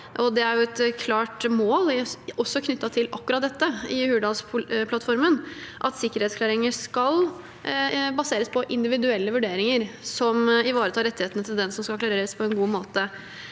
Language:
Norwegian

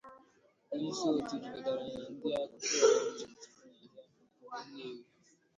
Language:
Igbo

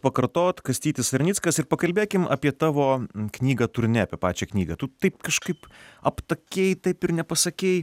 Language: Lithuanian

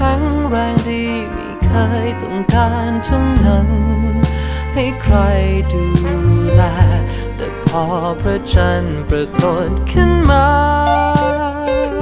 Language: Thai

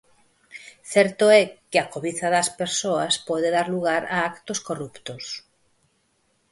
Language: Galician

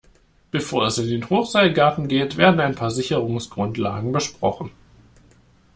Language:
German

